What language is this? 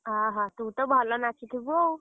Odia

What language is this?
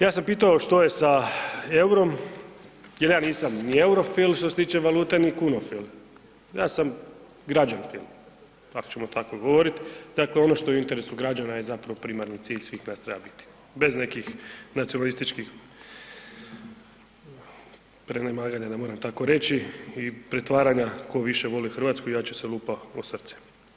Croatian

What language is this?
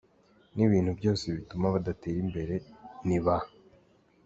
Kinyarwanda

